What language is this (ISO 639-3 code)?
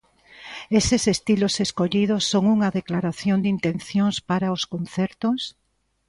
glg